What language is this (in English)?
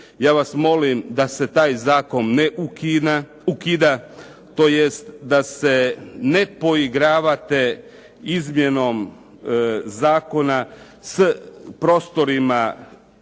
Croatian